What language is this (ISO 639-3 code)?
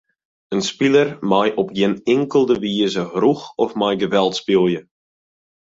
fry